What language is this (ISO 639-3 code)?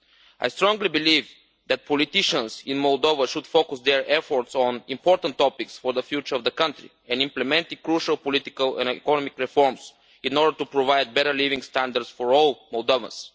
eng